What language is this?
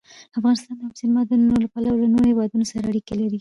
Pashto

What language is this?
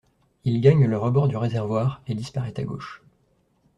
French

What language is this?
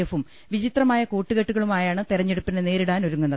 Malayalam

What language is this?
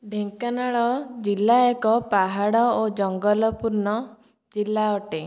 Odia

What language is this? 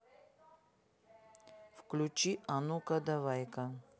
Russian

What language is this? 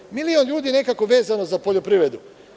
Serbian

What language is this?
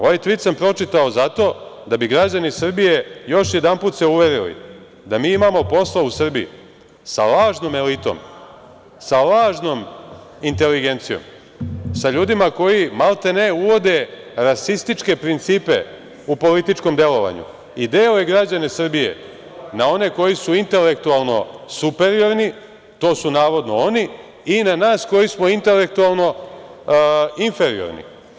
Serbian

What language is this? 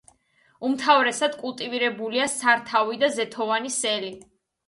Georgian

